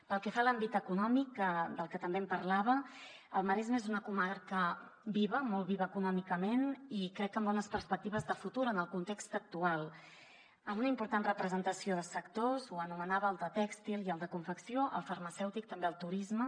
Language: Catalan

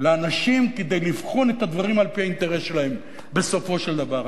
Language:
Hebrew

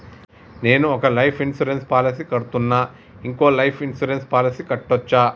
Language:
Telugu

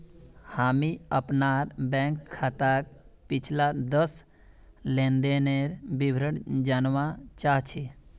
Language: Magahi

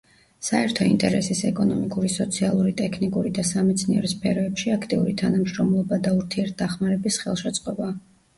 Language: Georgian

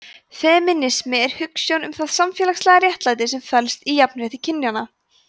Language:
Icelandic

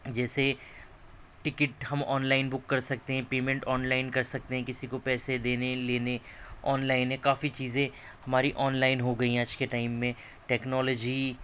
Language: Urdu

